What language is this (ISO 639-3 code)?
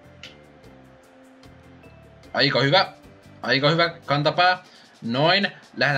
fin